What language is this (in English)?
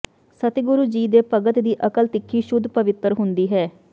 Punjabi